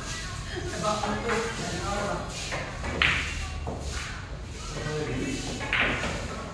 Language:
Indonesian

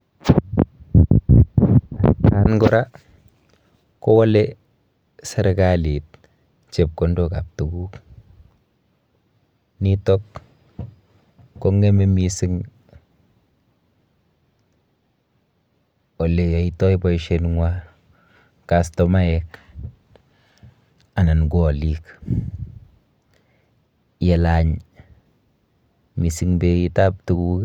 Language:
Kalenjin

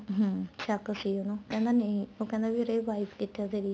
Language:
Punjabi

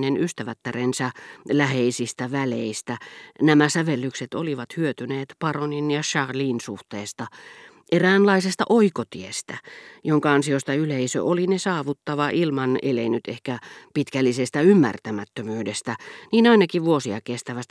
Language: Finnish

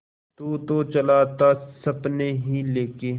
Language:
Hindi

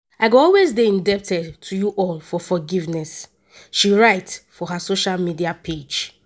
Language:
Nigerian Pidgin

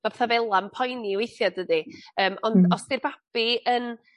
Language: Welsh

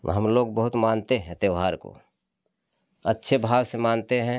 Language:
Hindi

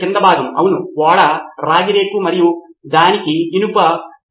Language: Telugu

